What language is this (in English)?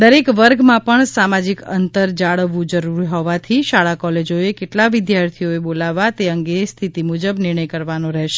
Gujarati